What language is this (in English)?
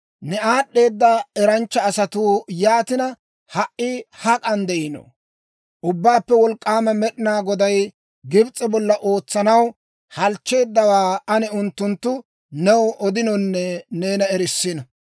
Dawro